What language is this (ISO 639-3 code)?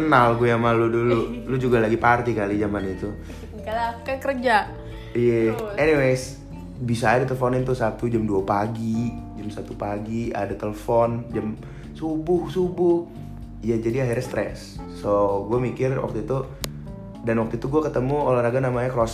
ind